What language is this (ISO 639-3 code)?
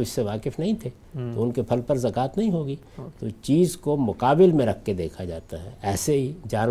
urd